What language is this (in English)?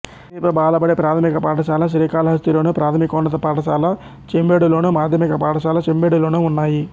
Telugu